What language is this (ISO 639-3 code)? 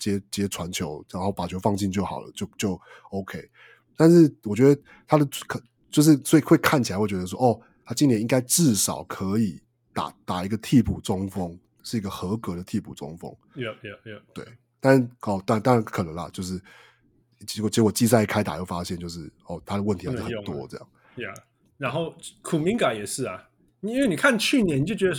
zho